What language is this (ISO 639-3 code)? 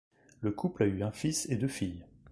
fra